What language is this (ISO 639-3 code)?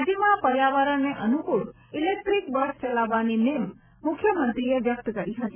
guj